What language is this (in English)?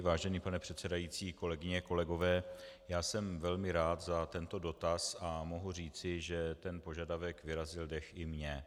Czech